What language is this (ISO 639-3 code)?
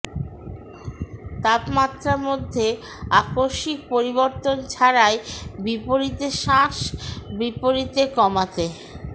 ben